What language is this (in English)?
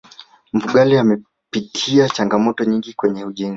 Swahili